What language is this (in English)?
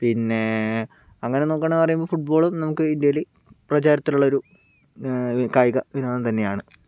Malayalam